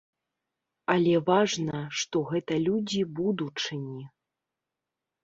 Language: Belarusian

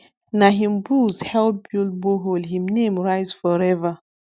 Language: Nigerian Pidgin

